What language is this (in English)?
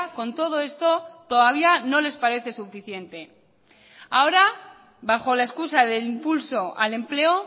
Spanish